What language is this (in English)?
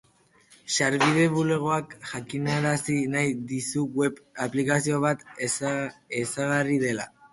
Basque